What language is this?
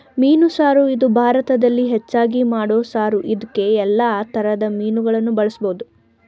Kannada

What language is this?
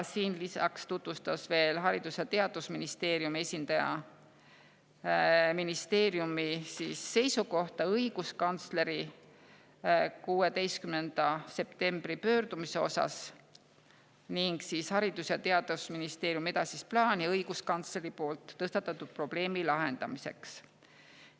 Estonian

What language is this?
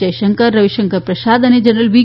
Gujarati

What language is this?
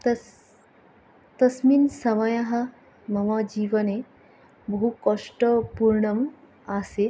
Sanskrit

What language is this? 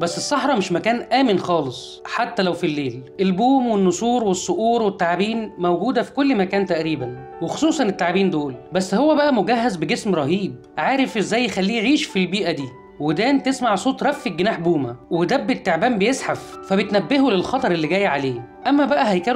Arabic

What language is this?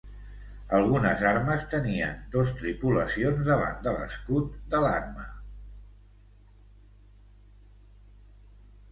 Catalan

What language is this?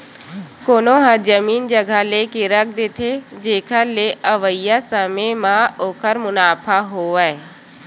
Chhattisgarhi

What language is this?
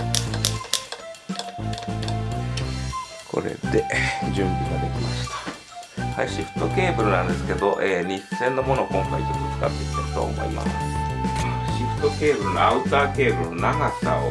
Japanese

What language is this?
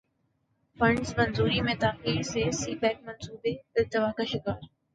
Urdu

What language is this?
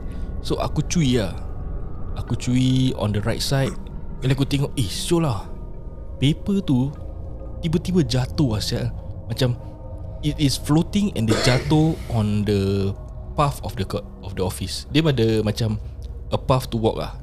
Malay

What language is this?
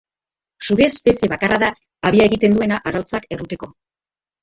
Basque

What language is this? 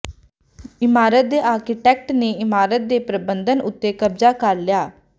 Punjabi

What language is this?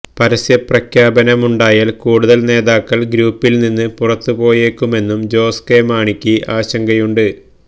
Malayalam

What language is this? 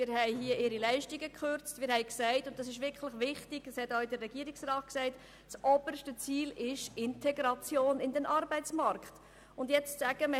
Swiss German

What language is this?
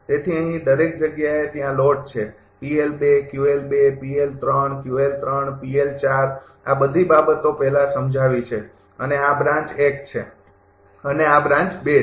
Gujarati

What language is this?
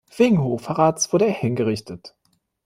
German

